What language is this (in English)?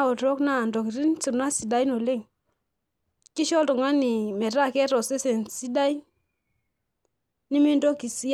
Masai